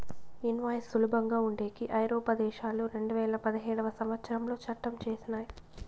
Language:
Telugu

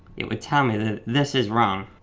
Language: English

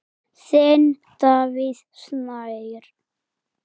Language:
Icelandic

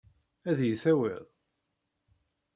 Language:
Kabyle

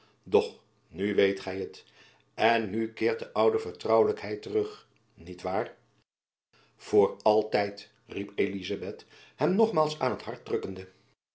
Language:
Dutch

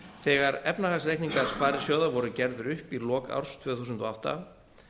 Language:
Icelandic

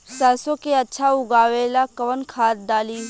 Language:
Bhojpuri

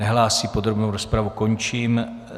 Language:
Czech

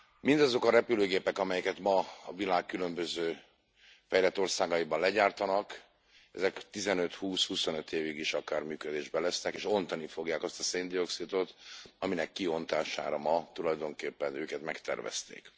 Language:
Hungarian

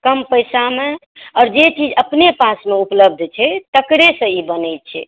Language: Maithili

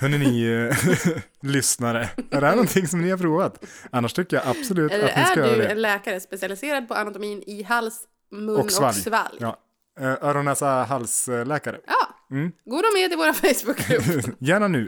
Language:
Swedish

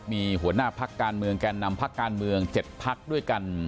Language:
Thai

